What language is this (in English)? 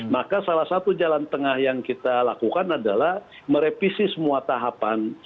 Indonesian